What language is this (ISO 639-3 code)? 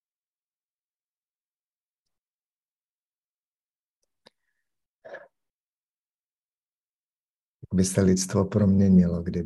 ces